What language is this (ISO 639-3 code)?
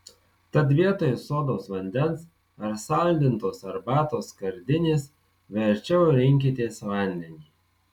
lit